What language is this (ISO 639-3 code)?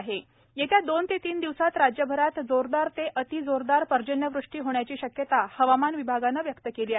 mar